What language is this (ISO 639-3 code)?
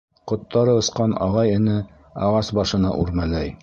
bak